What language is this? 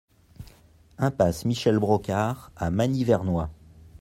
French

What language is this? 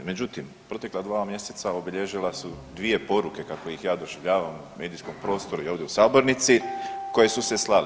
Croatian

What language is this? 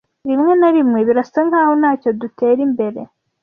Kinyarwanda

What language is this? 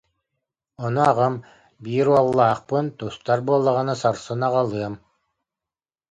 Yakut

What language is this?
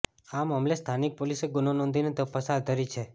Gujarati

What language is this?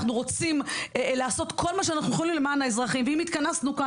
Hebrew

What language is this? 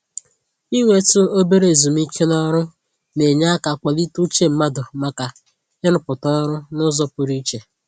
Igbo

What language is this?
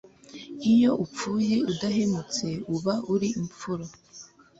Kinyarwanda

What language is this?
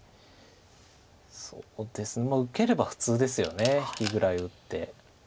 Japanese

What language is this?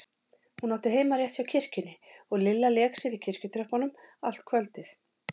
Icelandic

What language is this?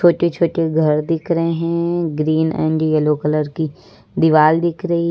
Hindi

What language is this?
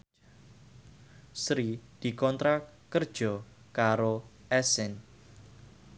Javanese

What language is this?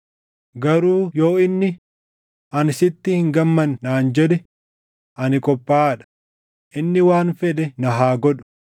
Oromo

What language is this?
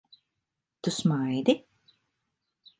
Latvian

